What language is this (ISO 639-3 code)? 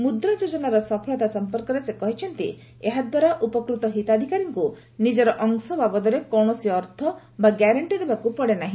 ori